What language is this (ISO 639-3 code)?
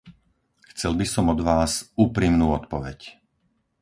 slk